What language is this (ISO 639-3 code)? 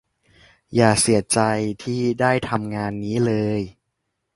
tha